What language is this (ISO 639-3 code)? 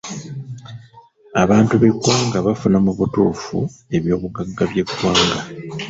lug